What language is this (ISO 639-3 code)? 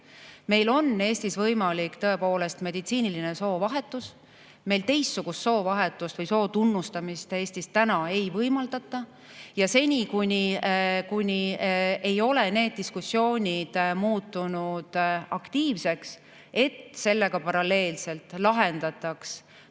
est